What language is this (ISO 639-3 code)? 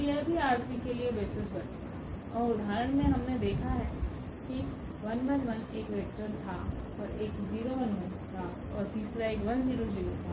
hin